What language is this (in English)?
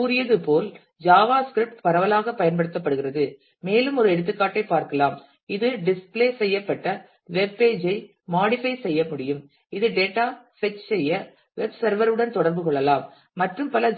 Tamil